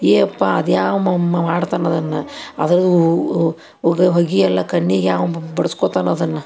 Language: Kannada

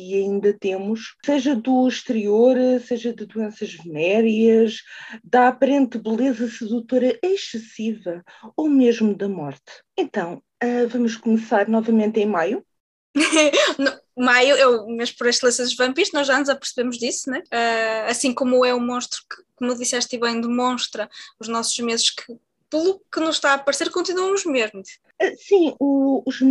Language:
Portuguese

